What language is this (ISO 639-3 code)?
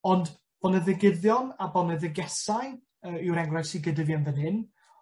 cym